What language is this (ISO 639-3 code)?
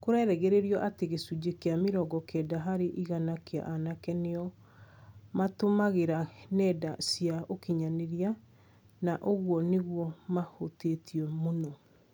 kik